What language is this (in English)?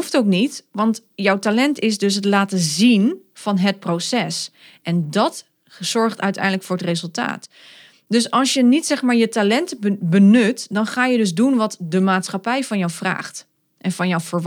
Dutch